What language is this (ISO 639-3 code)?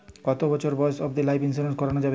ben